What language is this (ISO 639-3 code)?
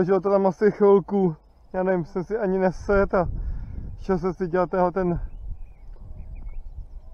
ces